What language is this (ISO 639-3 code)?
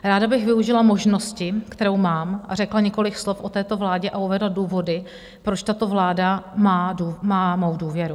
ces